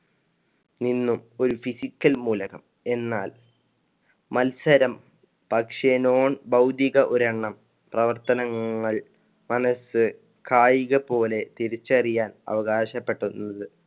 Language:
Malayalam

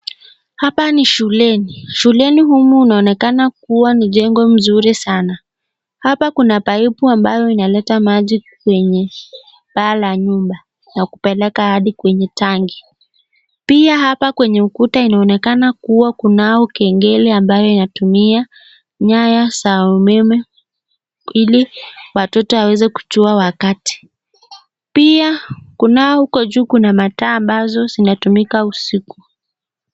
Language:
Swahili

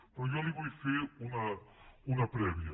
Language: Catalan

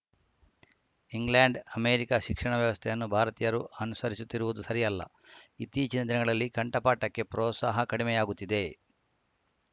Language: Kannada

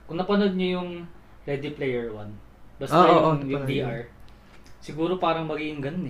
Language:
Filipino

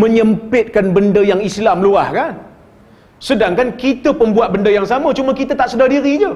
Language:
Malay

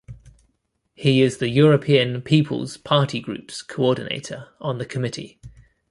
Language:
English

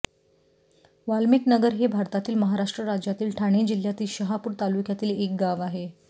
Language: Marathi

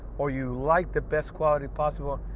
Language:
English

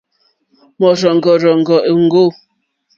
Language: Mokpwe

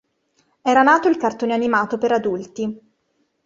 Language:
Italian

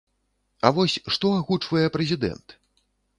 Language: Belarusian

